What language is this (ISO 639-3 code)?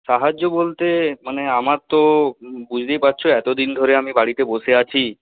ben